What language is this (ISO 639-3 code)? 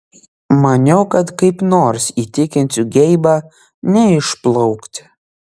lit